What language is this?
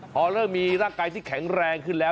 Thai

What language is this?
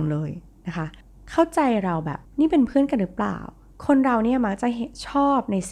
Thai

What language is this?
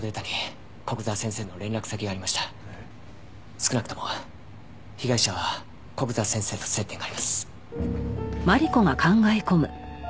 Japanese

